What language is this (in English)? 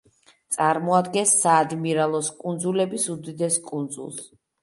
Georgian